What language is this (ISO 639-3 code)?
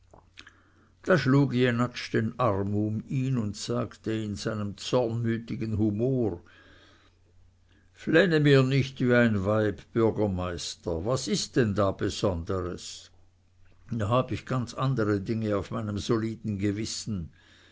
deu